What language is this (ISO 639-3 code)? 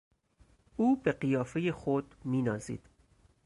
fas